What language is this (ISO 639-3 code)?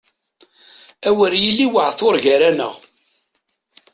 kab